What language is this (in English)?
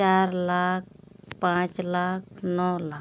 Santali